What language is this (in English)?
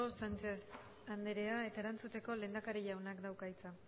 Basque